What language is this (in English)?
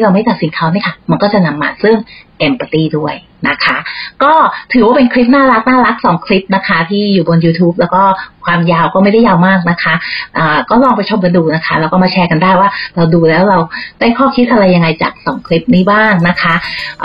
Thai